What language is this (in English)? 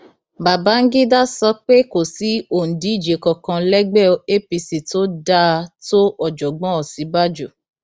Yoruba